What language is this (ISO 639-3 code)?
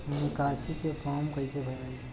bho